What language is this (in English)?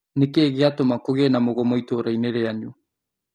Kikuyu